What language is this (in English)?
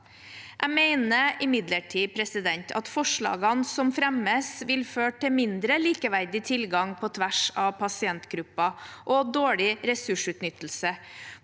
Norwegian